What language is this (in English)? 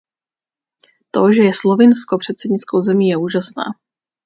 Czech